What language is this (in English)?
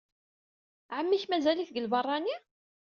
Kabyle